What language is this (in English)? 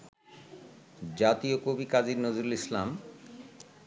Bangla